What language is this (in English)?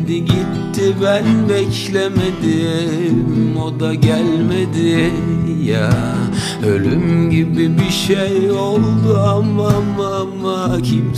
Turkish